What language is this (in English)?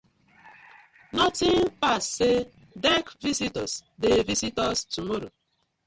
Nigerian Pidgin